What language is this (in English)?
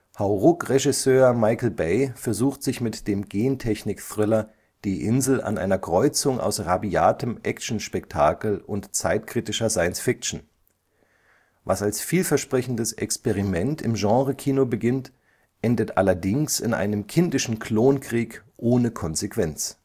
German